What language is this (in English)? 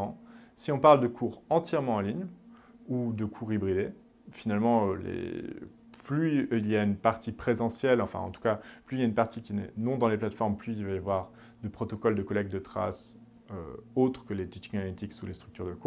French